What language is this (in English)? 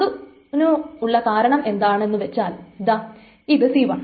Malayalam